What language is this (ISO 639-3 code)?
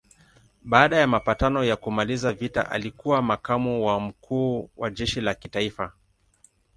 swa